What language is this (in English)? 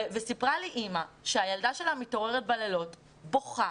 Hebrew